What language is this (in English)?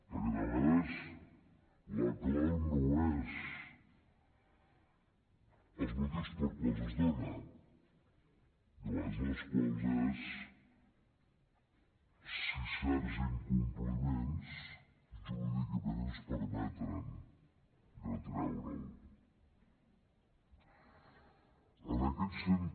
Catalan